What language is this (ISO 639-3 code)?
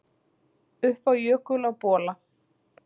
isl